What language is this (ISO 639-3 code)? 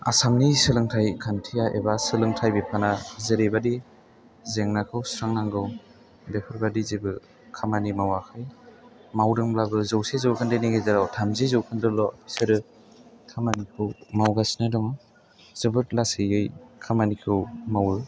brx